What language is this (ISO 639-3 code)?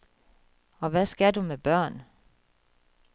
dan